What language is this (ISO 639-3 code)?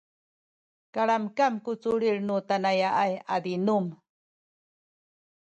szy